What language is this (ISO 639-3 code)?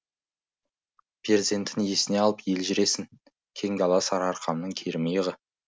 kaz